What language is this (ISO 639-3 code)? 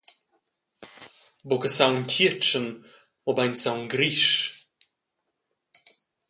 roh